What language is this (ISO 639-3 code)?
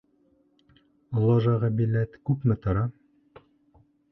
bak